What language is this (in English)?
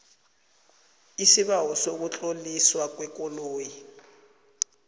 South Ndebele